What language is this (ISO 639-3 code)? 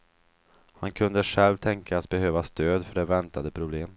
swe